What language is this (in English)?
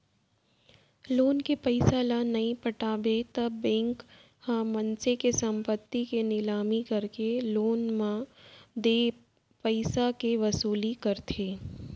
Chhattisgarhi